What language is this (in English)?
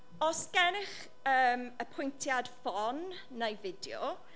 Welsh